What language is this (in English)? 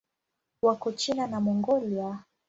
Swahili